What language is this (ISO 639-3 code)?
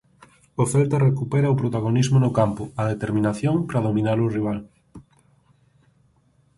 glg